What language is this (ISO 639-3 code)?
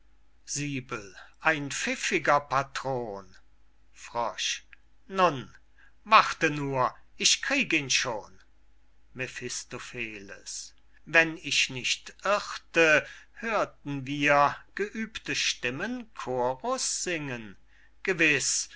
deu